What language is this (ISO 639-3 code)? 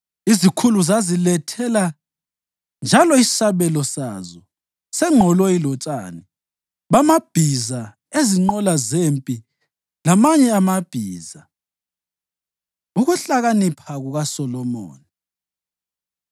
nde